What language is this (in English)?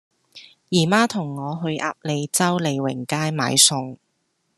Cantonese